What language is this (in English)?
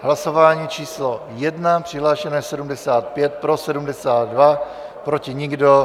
Czech